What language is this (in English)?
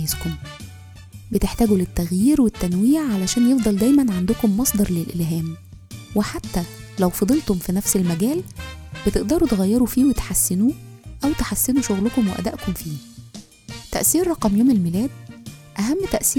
Arabic